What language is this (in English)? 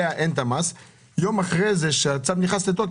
Hebrew